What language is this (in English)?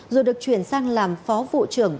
Vietnamese